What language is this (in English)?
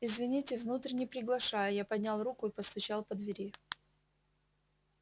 Russian